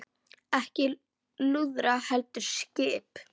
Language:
Icelandic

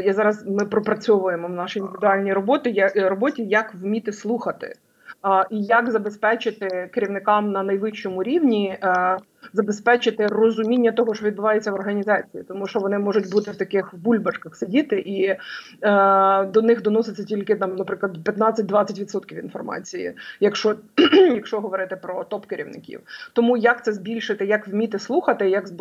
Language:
Ukrainian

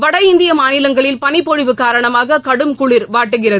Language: Tamil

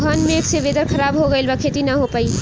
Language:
Bhojpuri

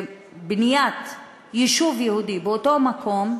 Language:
Hebrew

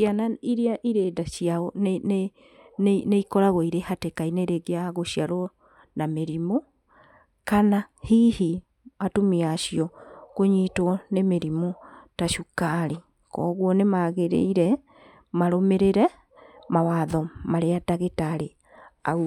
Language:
Kikuyu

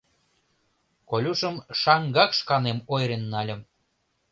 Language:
Mari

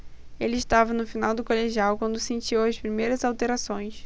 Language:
Portuguese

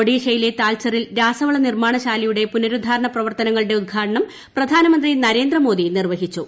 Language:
Malayalam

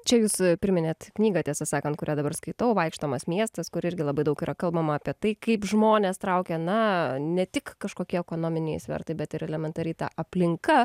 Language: Lithuanian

